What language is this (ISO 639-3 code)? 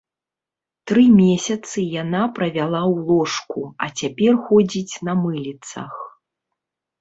bel